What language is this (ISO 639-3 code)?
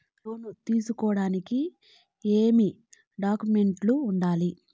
tel